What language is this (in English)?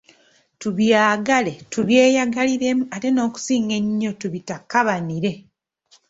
Ganda